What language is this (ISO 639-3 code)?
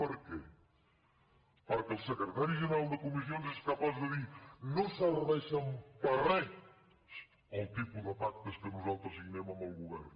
cat